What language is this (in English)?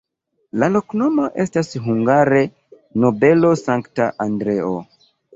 Esperanto